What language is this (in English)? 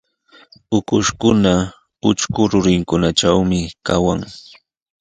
Sihuas Ancash Quechua